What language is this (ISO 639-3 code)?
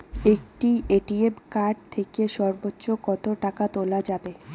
ben